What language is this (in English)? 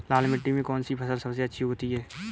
Hindi